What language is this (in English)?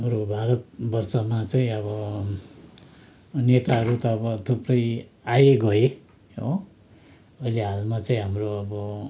Nepali